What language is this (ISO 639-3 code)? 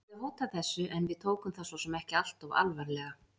isl